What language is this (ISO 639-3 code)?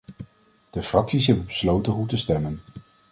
nld